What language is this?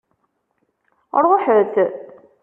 Kabyle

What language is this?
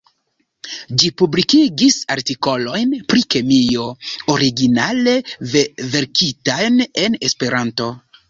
Esperanto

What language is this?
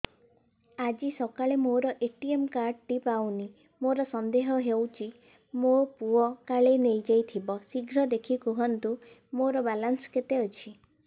Odia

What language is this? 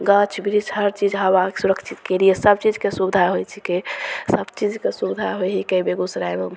Maithili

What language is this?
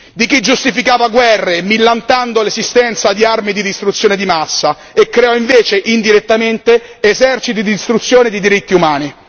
Italian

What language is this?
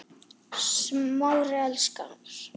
Icelandic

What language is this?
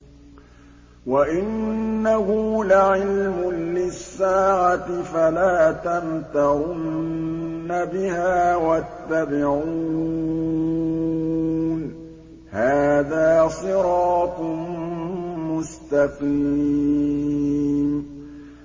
Arabic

